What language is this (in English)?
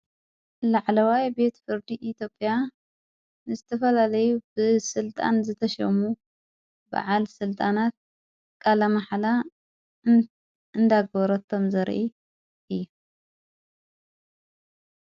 Tigrinya